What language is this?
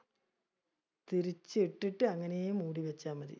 Malayalam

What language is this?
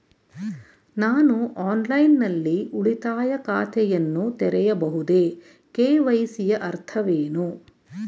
Kannada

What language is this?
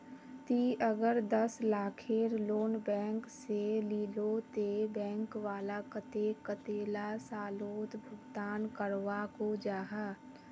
Magahi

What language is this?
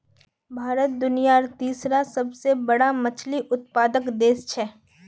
Magahi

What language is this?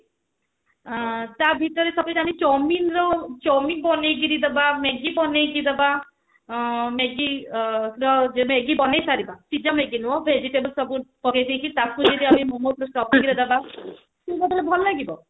Odia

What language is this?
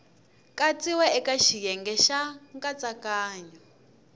Tsonga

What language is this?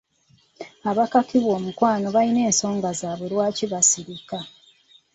Ganda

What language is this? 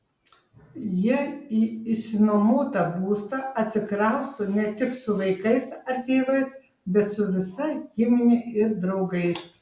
Lithuanian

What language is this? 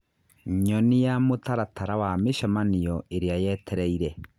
Kikuyu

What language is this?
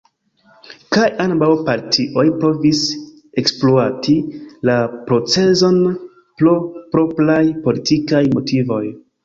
Esperanto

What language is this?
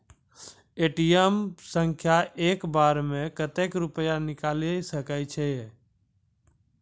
Maithili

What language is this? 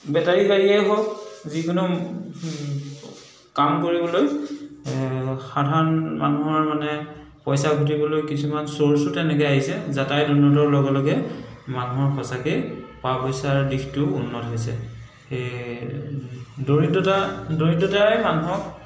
Assamese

